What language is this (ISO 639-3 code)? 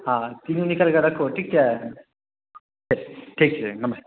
mai